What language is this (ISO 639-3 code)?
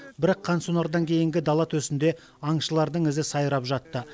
kaz